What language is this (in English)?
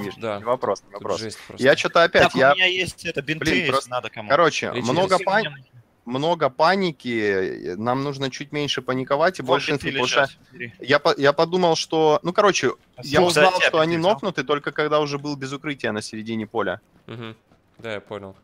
Russian